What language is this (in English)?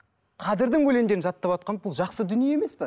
Kazakh